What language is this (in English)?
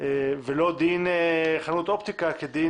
Hebrew